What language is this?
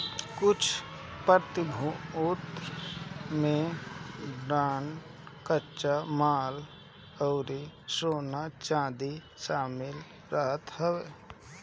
Bhojpuri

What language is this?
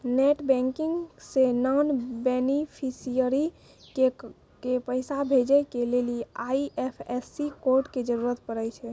Maithili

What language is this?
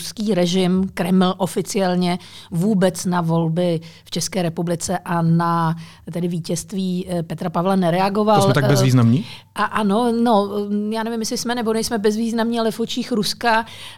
Czech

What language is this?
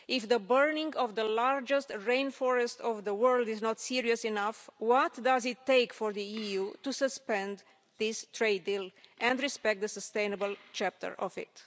English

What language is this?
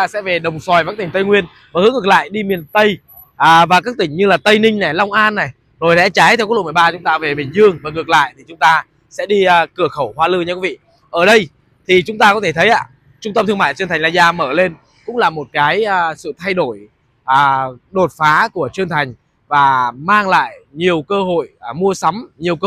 Vietnamese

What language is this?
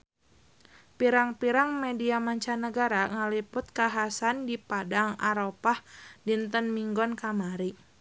Sundanese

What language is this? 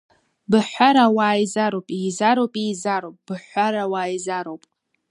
Abkhazian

